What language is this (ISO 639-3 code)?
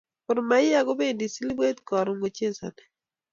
kln